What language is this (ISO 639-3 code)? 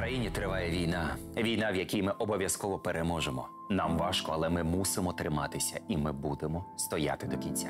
ukr